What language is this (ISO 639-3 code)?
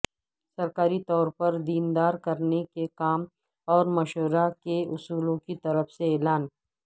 urd